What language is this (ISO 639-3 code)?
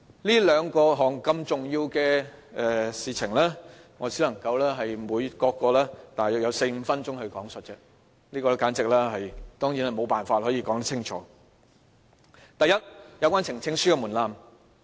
yue